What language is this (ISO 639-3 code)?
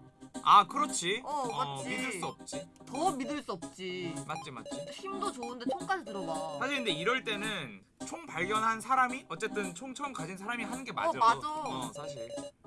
kor